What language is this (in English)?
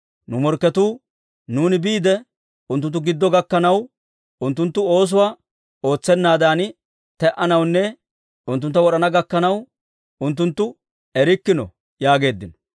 Dawro